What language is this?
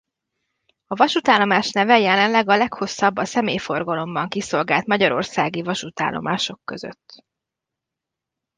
Hungarian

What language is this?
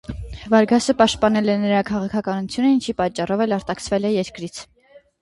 Armenian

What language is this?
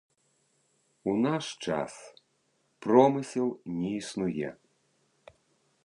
Belarusian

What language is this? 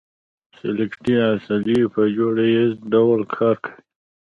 Pashto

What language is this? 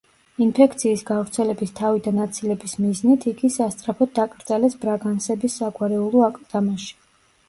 Georgian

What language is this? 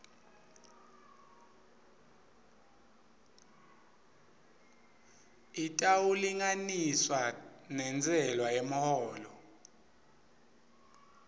Swati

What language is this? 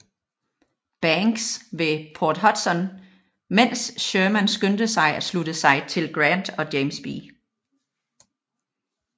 Danish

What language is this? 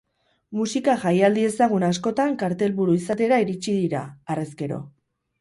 Basque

